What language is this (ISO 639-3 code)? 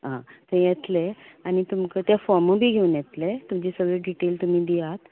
kok